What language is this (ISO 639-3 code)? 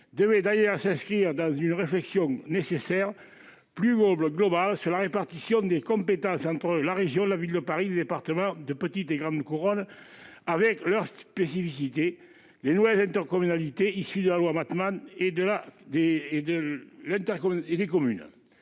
fra